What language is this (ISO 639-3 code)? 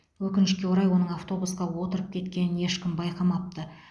kaz